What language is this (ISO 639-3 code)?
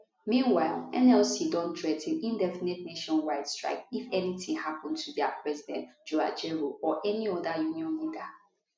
pcm